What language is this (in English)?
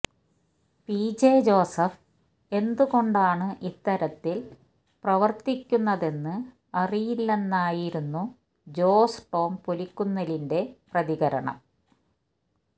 Malayalam